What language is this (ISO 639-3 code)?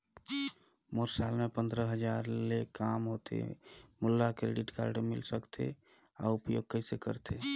hne